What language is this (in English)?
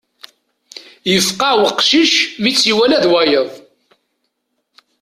Kabyle